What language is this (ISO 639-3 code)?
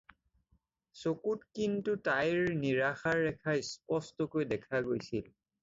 asm